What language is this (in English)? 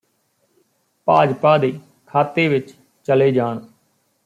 Punjabi